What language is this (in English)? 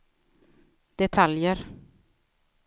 Swedish